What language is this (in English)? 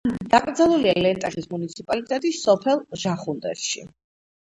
Georgian